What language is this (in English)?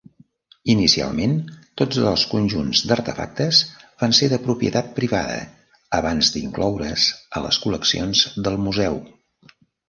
Catalan